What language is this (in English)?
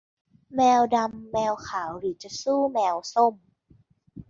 Thai